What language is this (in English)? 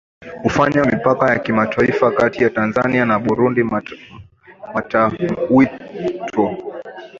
Swahili